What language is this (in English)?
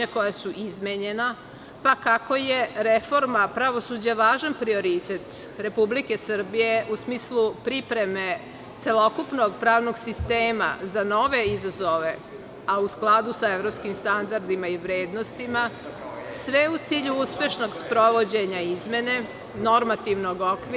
Serbian